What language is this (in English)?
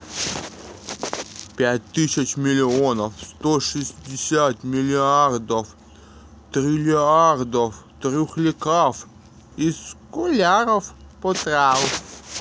Russian